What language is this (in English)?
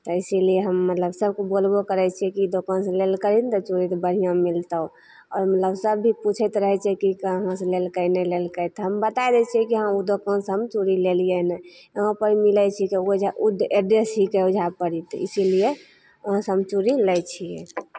Maithili